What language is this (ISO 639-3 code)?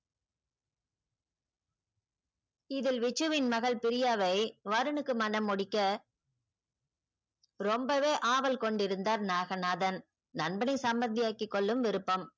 tam